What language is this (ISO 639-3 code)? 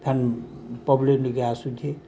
ori